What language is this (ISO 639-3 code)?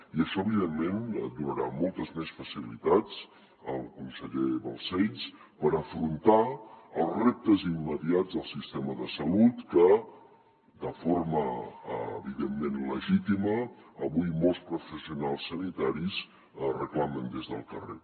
cat